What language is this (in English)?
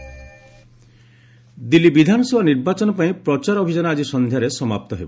Odia